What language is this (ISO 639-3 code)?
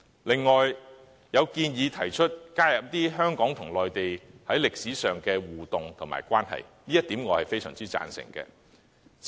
yue